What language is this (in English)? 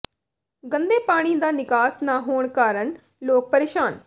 Punjabi